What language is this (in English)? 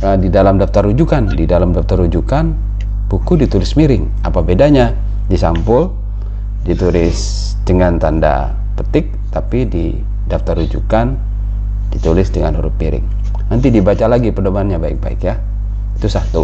Indonesian